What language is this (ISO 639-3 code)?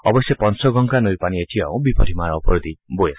asm